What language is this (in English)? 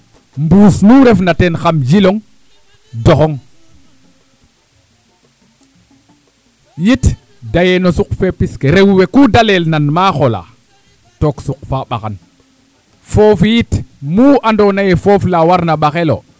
Serer